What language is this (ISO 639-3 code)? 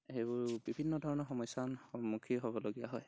asm